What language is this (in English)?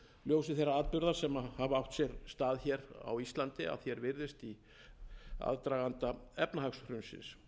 Icelandic